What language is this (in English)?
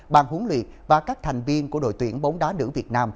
Vietnamese